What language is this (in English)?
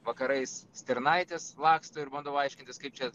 Lithuanian